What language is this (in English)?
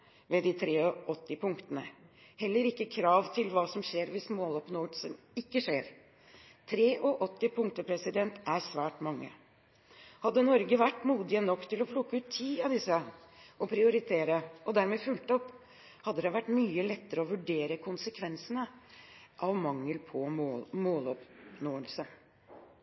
Norwegian Bokmål